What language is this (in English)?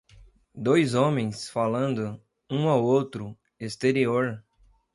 Portuguese